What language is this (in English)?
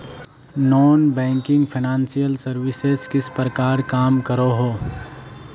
Magahi